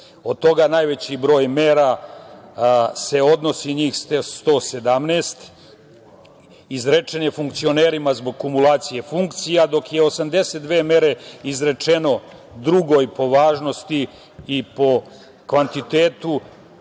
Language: Serbian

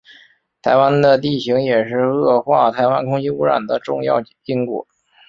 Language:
Chinese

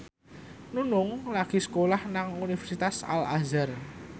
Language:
Javanese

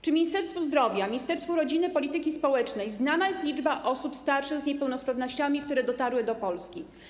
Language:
Polish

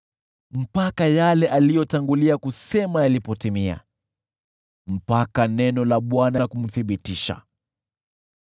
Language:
Swahili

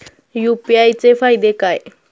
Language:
Marathi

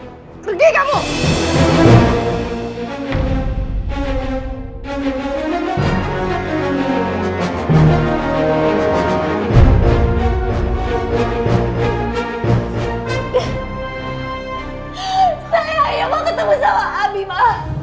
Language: Indonesian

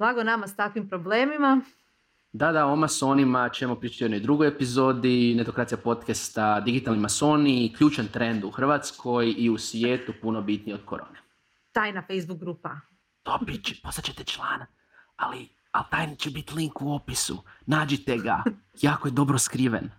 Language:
Croatian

